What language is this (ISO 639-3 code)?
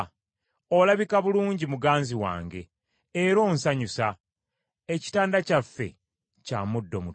lug